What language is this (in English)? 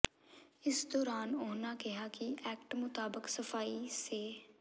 Punjabi